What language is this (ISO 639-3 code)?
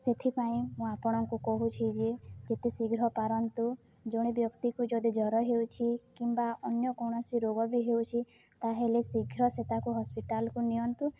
ori